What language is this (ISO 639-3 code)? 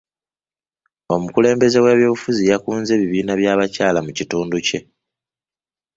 lug